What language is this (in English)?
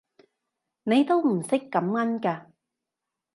Cantonese